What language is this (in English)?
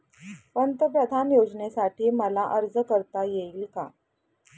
Marathi